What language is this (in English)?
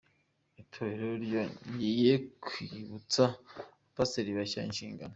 Kinyarwanda